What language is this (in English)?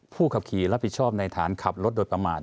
Thai